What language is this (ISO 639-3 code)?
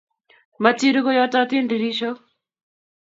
kln